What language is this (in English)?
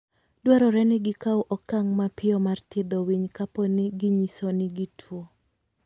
Luo (Kenya and Tanzania)